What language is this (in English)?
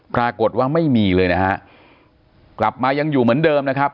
Thai